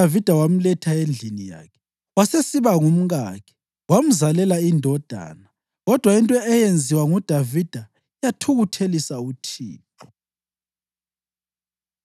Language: North Ndebele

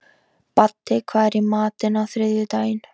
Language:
Icelandic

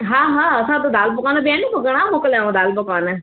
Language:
Sindhi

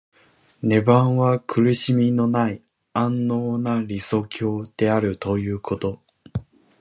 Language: Japanese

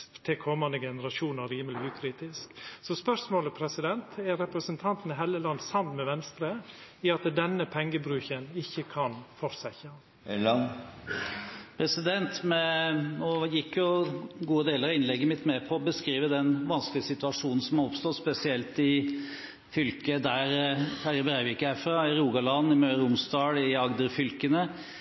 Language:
Norwegian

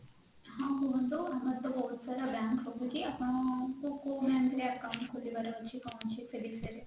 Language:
Odia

